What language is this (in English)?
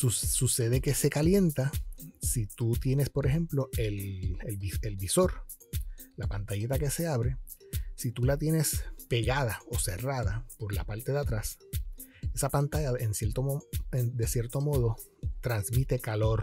Spanish